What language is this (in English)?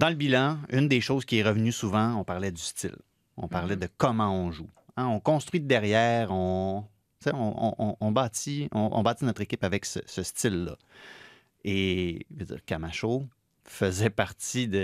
French